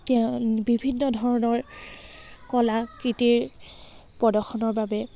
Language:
Assamese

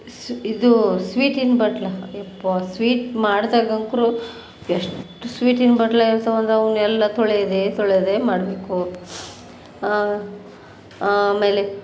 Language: Kannada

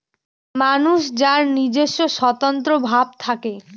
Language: Bangla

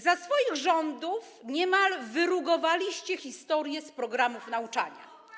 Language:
Polish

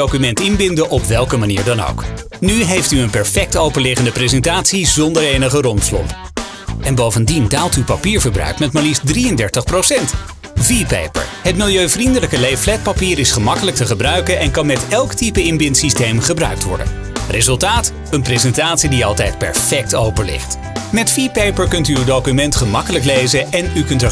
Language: Dutch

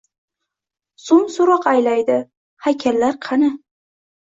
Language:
Uzbek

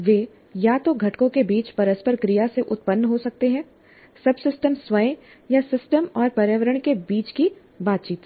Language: Hindi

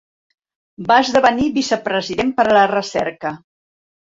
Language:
Catalan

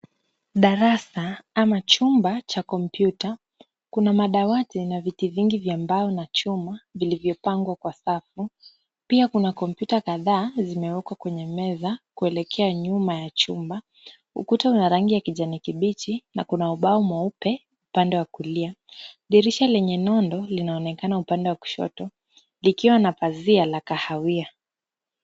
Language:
Swahili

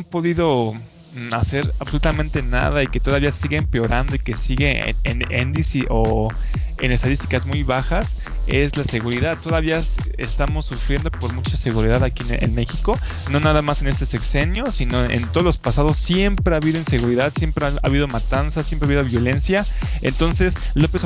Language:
Spanish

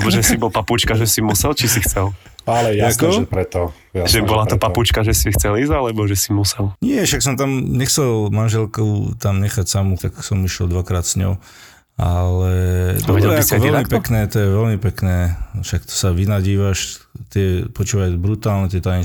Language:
Slovak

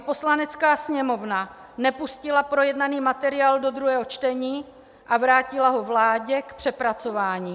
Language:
Czech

